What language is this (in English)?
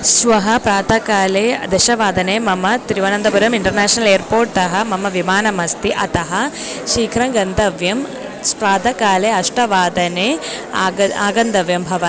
Sanskrit